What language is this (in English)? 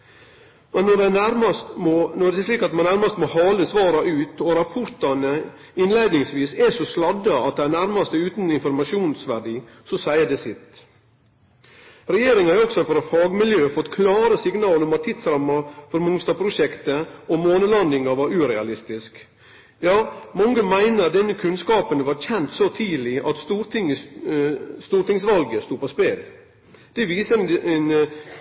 Norwegian Nynorsk